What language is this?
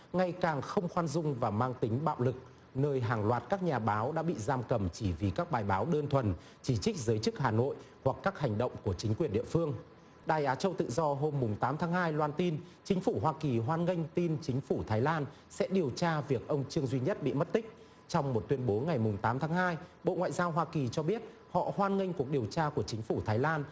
Vietnamese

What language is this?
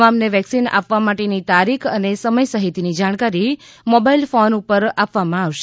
Gujarati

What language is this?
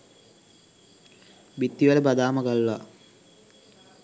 Sinhala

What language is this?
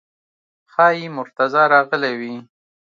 Pashto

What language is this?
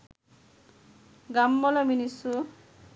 Sinhala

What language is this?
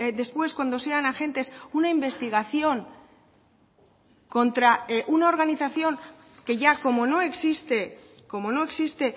Spanish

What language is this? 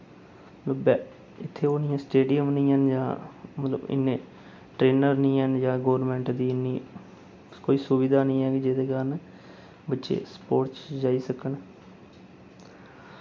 Dogri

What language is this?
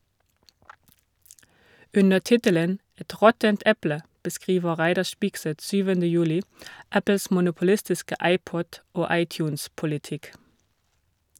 Norwegian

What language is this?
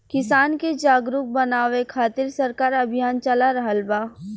Bhojpuri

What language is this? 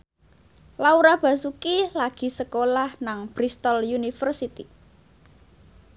Javanese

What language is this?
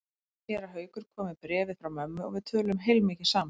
Icelandic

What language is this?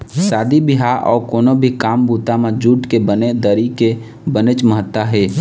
Chhattisgarhi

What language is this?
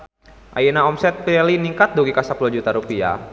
Sundanese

